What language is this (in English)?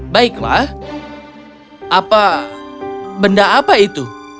Indonesian